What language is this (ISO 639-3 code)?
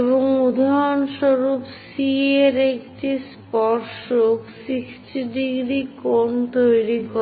ben